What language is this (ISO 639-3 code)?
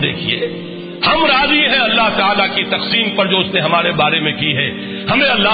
urd